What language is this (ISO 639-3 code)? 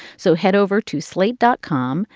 eng